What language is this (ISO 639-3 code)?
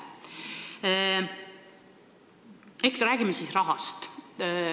est